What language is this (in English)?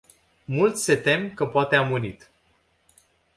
Romanian